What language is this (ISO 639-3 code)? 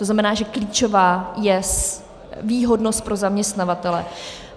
ces